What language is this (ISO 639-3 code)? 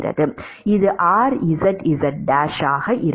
tam